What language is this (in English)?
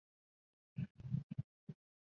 Chinese